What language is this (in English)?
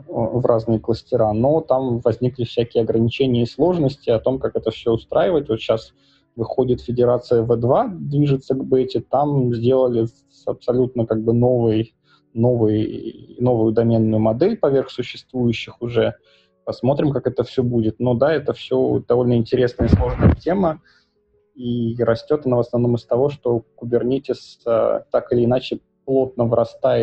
Russian